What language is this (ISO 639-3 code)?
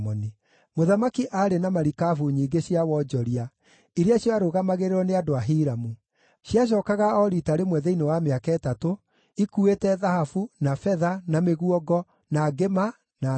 kik